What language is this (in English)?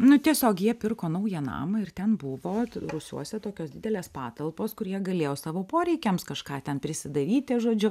Lithuanian